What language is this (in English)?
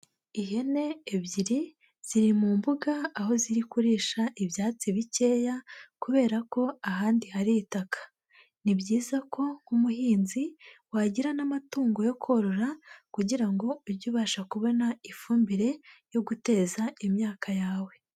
Kinyarwanda